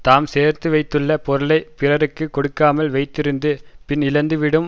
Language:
Tamil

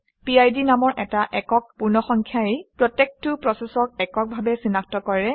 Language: Assamese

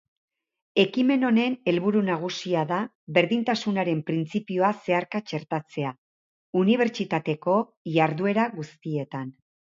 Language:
Basque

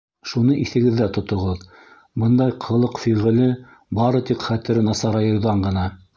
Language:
Bashkir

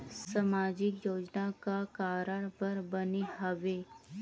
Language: Chhattisgarhi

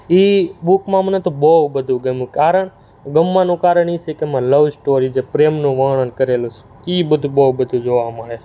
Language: Gujarati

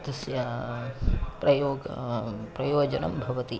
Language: Sanskrit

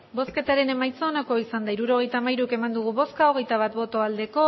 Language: Basque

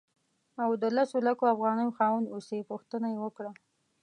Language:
Pashto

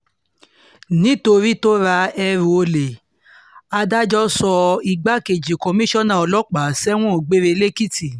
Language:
Yoruba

